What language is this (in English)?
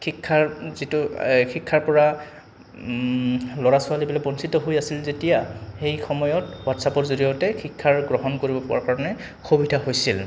Assamese